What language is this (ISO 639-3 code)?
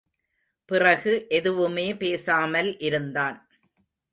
tam